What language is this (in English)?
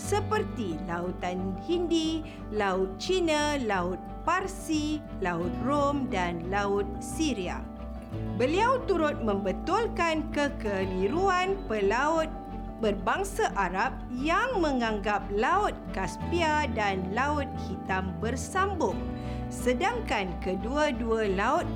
Malay